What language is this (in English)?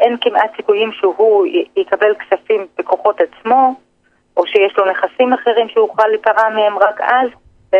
Hebrew